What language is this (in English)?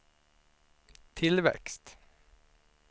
Swedish